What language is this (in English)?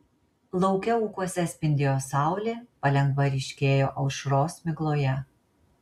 Lithuanian